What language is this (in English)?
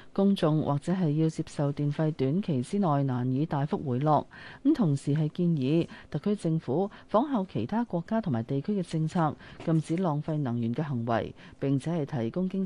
Chinese